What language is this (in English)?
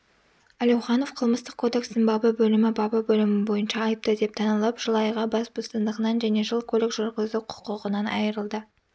Kazakh